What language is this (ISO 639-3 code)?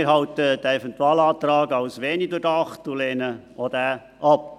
gsw